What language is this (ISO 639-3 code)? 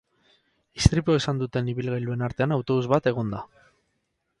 eus